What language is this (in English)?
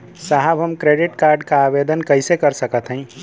Bhojpuri